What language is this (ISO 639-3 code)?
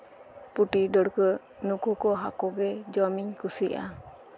sat